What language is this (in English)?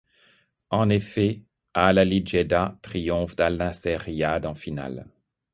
French